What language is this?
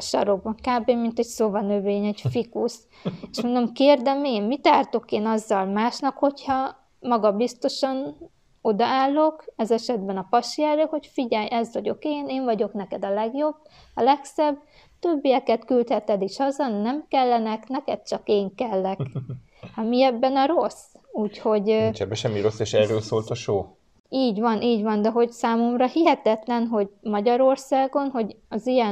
Hungarian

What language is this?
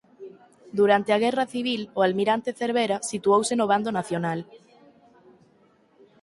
Galician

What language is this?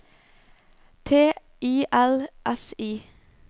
Norwegian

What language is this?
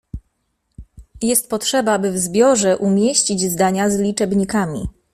Polish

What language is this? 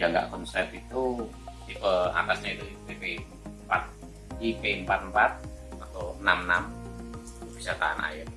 Indonesian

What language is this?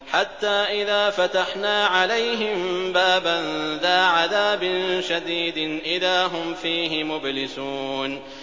Arabic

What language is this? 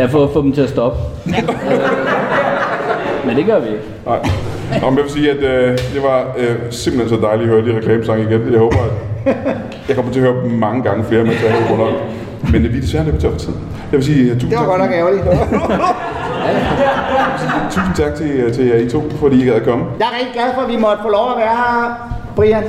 Danish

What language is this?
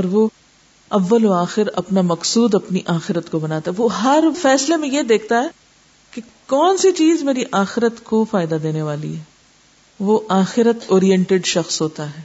Urdu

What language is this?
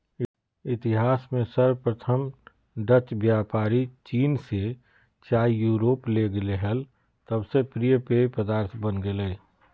Magahi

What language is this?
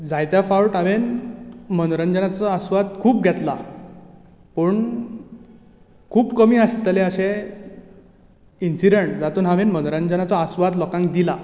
Konkani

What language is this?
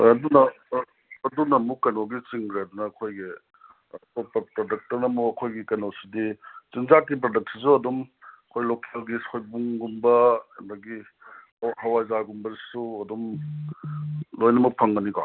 Manipuri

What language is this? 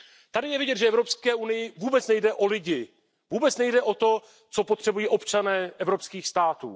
Czech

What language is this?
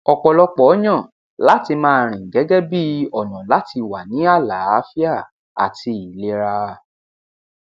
Yoruba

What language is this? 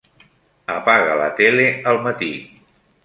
Catalan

